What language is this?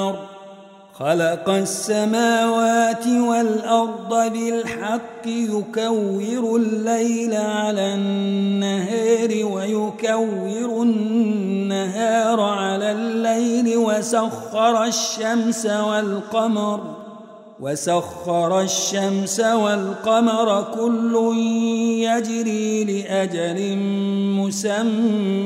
Arabic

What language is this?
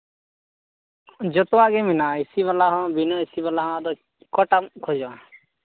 Santali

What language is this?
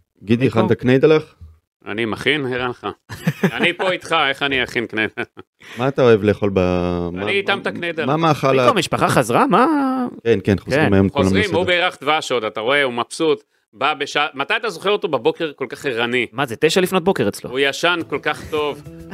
Hebrew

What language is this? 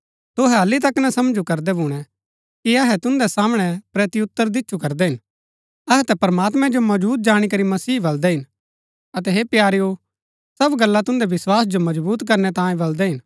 Gaddi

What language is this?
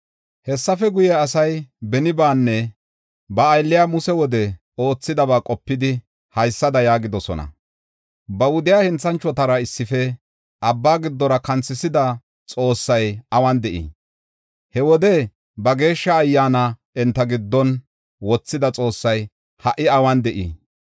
Gofa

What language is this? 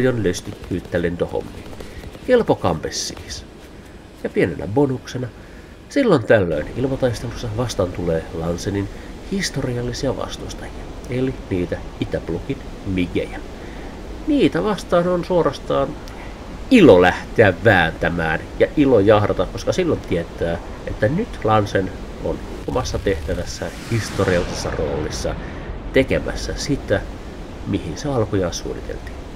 Finnish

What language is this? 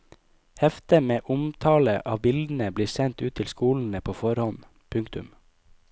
Norwegian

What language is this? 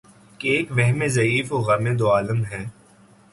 Urdu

